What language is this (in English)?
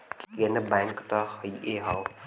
Bhojpuri